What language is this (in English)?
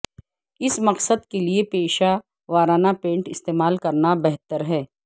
Urdu